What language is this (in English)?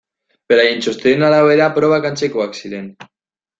Basque